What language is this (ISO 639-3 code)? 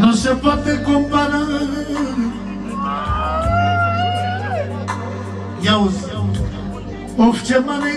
ron